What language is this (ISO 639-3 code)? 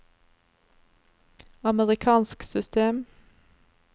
nor